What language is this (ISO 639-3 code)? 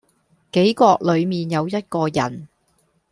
yue